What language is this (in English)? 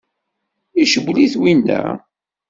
Kabyle